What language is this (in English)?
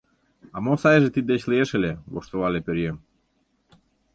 Mari